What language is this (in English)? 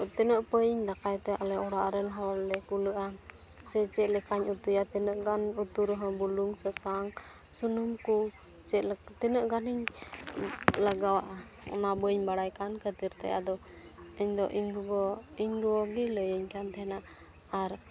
Santali